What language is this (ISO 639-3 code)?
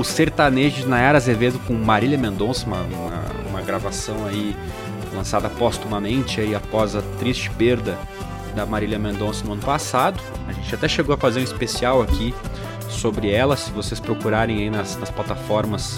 por